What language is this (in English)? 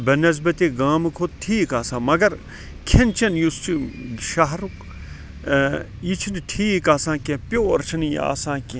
Kashmiri